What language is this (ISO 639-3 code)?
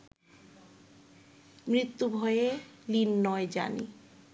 ben